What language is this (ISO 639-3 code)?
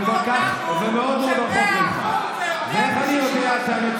heb